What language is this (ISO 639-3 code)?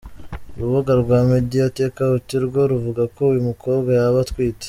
kin